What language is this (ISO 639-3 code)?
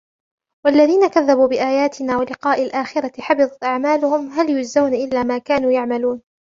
ara